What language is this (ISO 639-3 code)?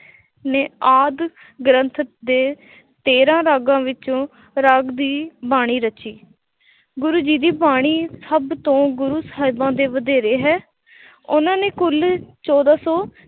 pan